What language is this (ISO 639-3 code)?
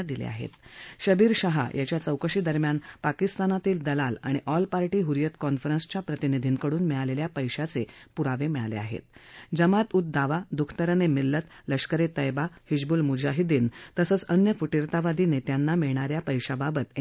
mar